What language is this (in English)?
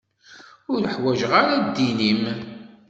Kabyle